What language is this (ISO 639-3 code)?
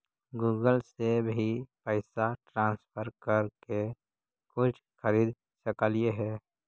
mag